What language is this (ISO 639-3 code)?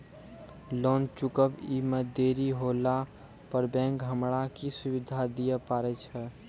mai